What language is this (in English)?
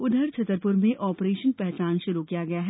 Hindi